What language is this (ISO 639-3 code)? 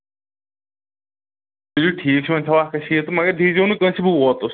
kas